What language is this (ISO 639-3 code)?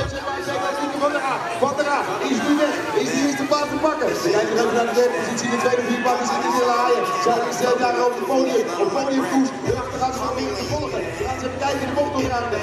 nld